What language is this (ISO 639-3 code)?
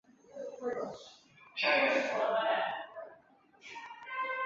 zho